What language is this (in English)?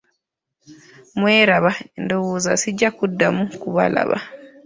Ganda